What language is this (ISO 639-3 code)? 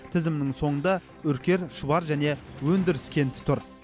kaz